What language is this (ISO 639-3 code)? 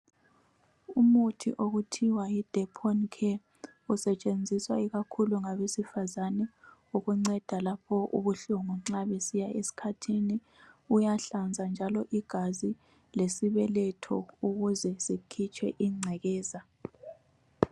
nde